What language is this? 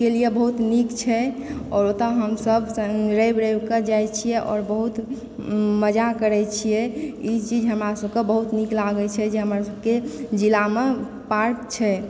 Maithili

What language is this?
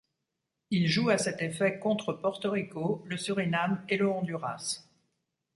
French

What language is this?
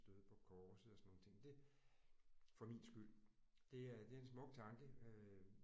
Danish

